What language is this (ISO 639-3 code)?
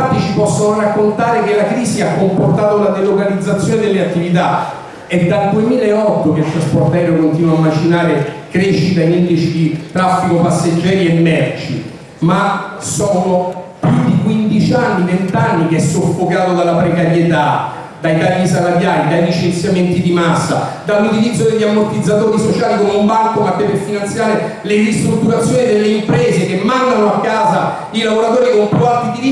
ita